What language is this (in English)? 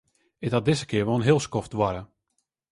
Western Frisian